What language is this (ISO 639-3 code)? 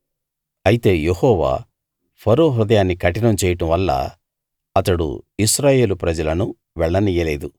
tel